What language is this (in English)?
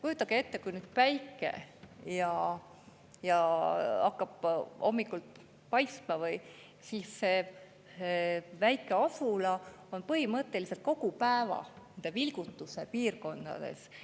Estonian